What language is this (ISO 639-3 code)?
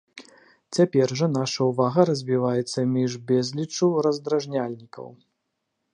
bel